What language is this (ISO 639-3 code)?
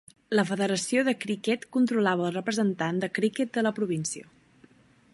cat